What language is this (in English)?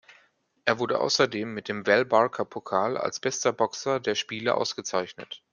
German